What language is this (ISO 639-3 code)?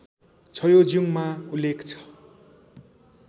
nep